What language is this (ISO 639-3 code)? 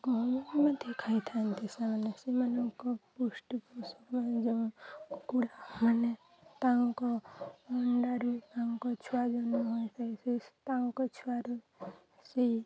ori